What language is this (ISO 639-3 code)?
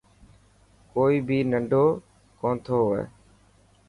mki